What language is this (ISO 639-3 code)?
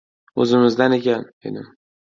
uzb